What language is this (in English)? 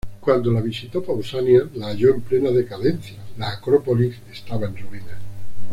Spanish